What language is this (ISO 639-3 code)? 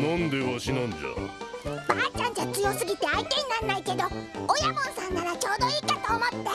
jpn